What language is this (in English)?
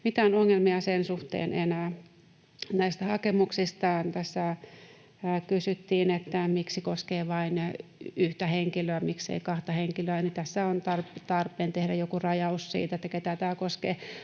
Finnish